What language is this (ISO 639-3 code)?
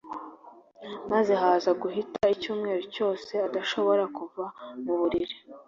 kin